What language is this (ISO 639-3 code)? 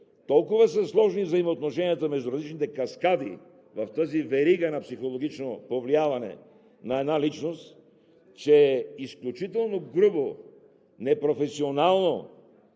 bul